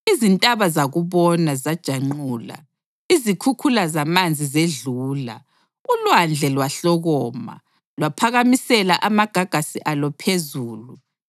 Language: North Ndebele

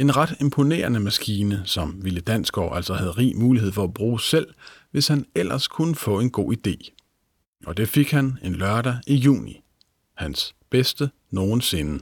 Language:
Danish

